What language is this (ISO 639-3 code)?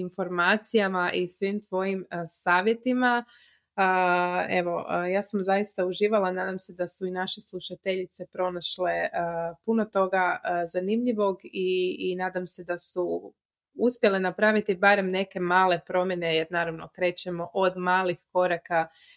hrv